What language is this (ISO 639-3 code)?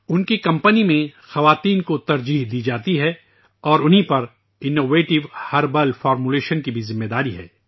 urd